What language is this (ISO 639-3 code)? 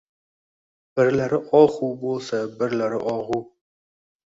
uzb